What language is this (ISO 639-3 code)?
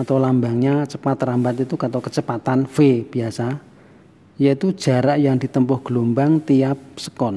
ind